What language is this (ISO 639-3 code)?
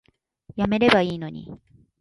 jpn